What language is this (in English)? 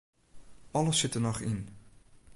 Western Frisian